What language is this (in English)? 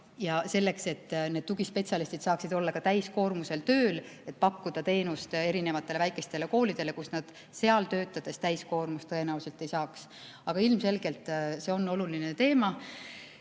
Estonian